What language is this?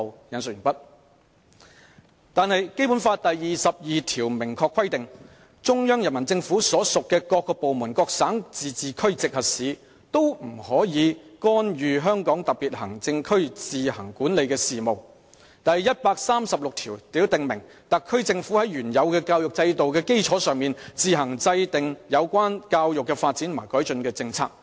Cantonese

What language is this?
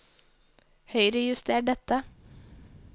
Norwegian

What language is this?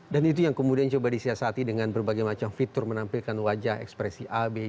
Indonesian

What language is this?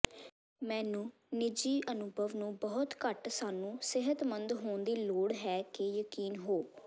Punjabi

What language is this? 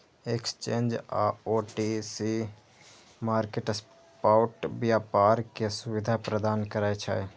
Maithili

